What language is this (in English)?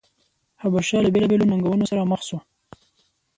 Pashto